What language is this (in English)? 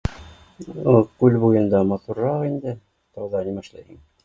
Bashkir